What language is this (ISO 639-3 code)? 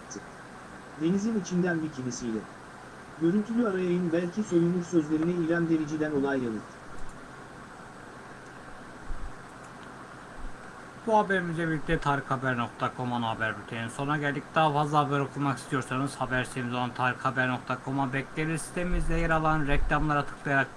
tur